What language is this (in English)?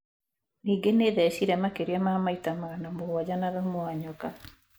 Kikuyu